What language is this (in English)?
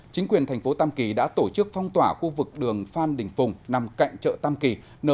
Vietnamese